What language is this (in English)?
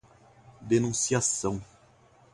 Portuguese